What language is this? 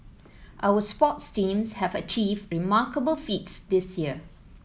English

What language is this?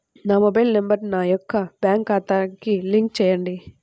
Telugu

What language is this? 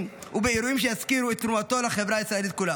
Hebrew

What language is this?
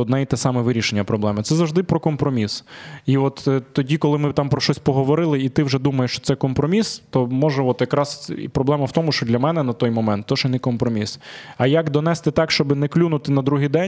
Ukrainian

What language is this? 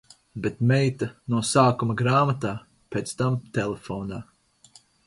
Latvian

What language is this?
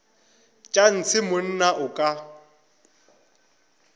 Northern Sotho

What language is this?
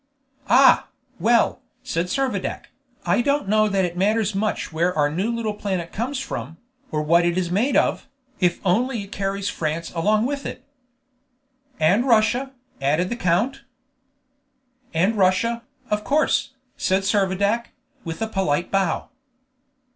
English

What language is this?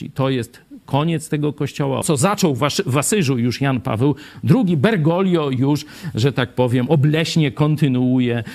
Polish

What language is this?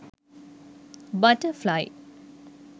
Sinhala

